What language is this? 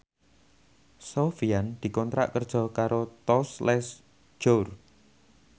Javanese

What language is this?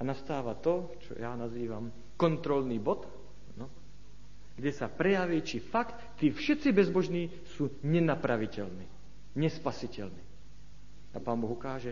Slovak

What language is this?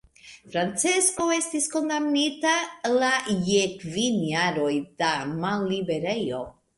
Esperanto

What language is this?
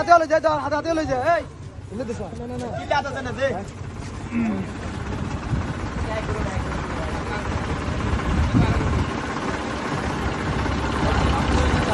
Bangla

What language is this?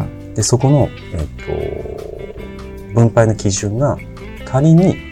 Japanese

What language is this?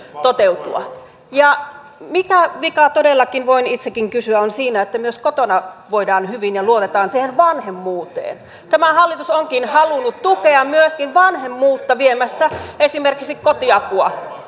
Finnish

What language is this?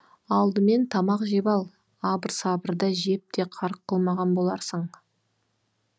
Kazakh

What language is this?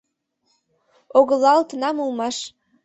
Mari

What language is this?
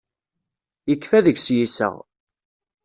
Kabyle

